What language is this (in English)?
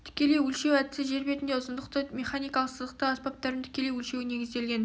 Kazakh